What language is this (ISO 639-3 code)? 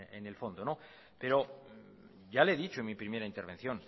spa